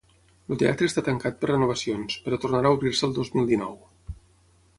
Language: Catalan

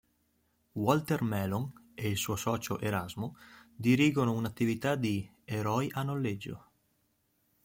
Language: Italian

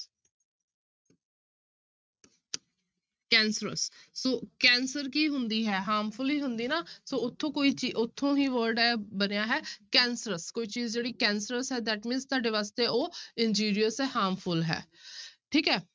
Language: Punjabi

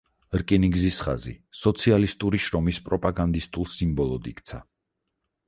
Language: Georgian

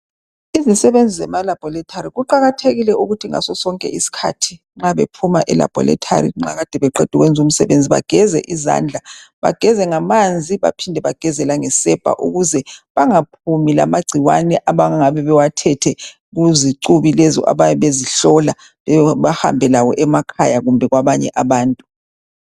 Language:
North Ndebele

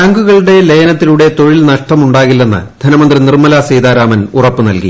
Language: Malayalam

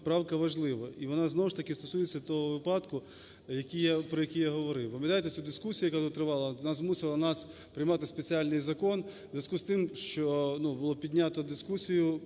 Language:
Ukrainian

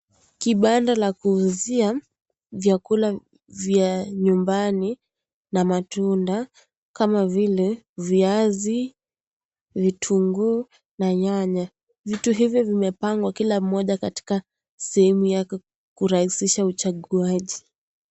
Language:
Swahili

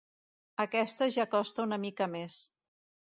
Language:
Catalan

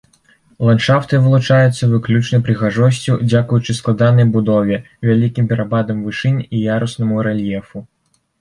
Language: Belarusian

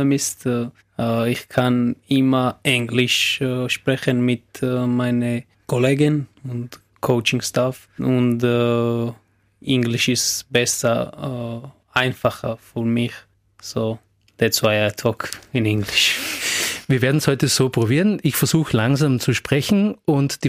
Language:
German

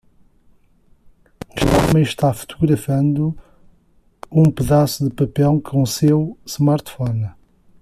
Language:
Portuguese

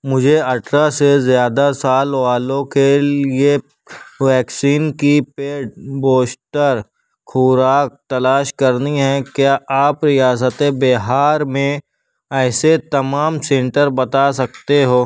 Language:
Urdu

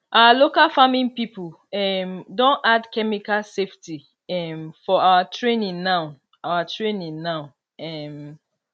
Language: Nigerian Pidgin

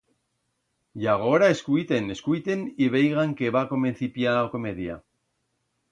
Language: Aragonese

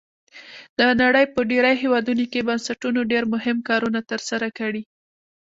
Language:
Pashto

